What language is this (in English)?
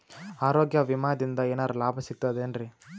Kannada